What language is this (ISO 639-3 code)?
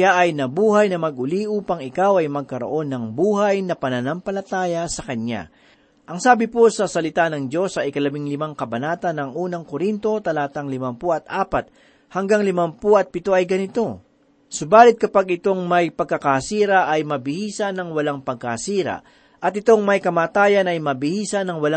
fil